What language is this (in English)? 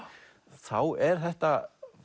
Icelandic